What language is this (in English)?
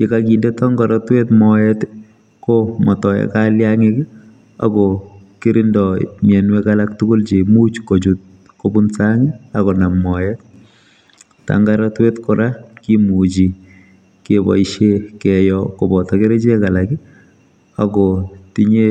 Kalenjin